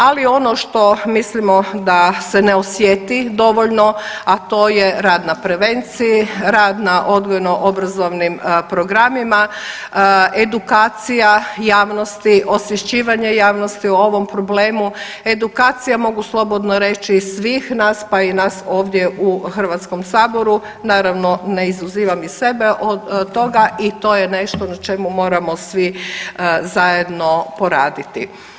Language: Croatian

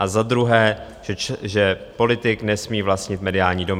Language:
Czech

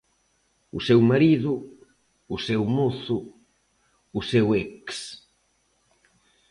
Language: Galician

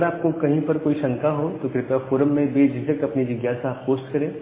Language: Hindi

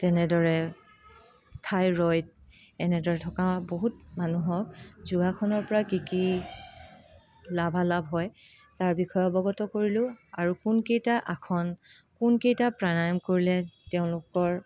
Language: Assamese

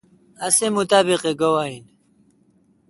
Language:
Kalkoti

